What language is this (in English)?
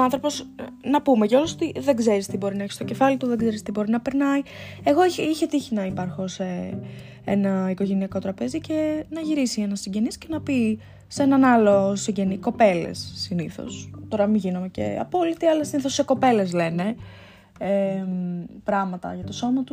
Greek